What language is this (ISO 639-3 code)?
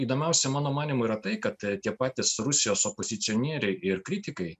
lit